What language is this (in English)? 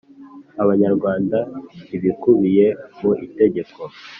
Kinyarwanda